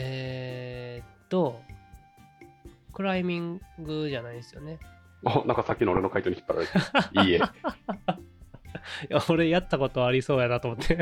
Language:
Japanese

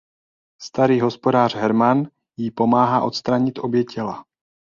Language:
Czech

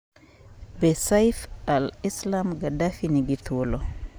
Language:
Luo (Kenya and Tanzania)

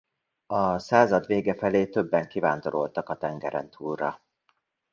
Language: Hungarian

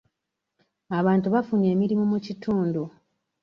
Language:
Ganda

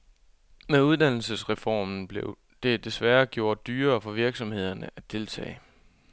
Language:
Danish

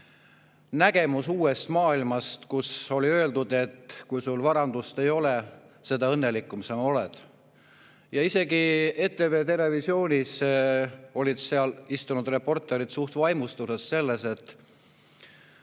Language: Estonian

